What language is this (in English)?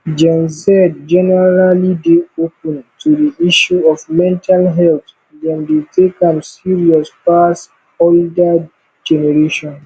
Nigerian Pidgin